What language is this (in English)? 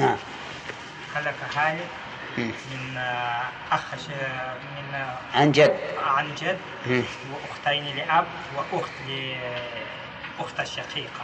Arabic